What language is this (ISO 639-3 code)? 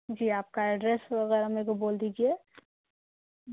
urd